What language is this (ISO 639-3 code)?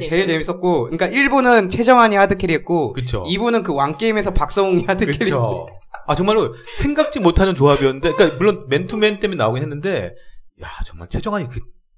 kor